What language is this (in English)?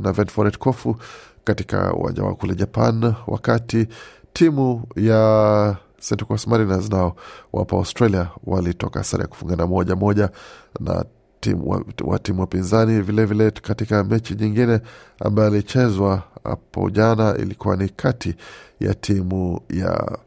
Swahili